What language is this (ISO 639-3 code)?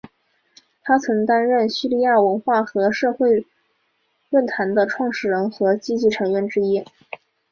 zho